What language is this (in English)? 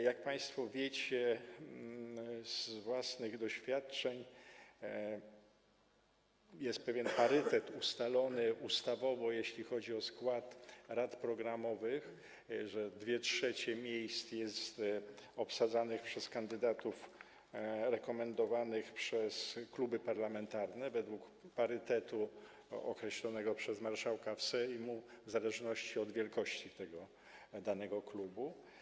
Polish